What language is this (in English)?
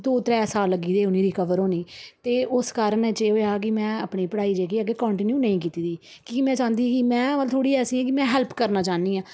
Dogri